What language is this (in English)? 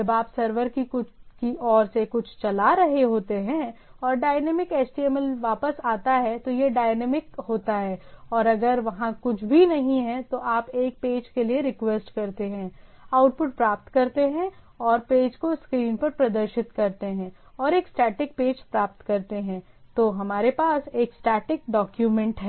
Hindi